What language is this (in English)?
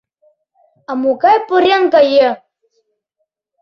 Mari